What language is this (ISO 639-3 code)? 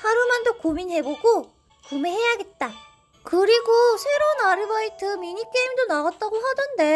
kor